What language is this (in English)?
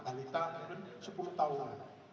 Indonesian